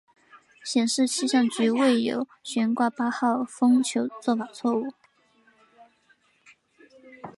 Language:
Chinese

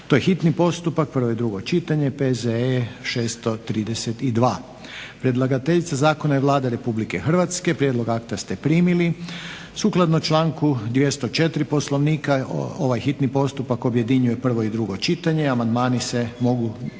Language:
Croatian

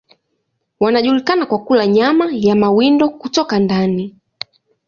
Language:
Swahili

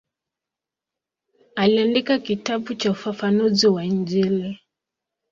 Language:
Swahili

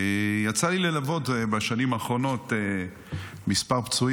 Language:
Hebrew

